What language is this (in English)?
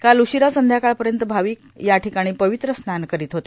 Marathi